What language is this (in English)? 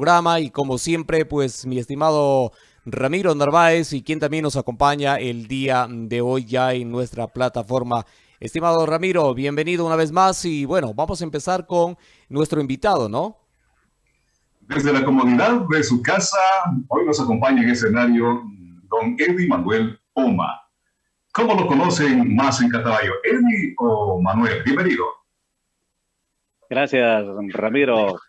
Spanish